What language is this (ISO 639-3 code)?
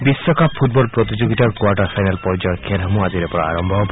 asm